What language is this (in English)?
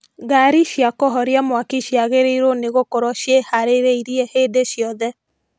Kikuyu